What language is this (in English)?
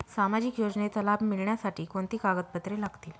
Marathi